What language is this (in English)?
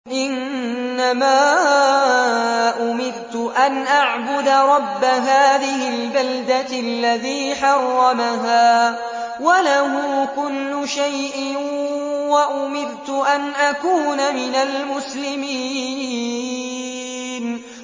Arabic